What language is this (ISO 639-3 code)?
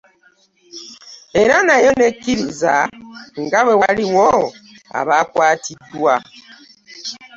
lug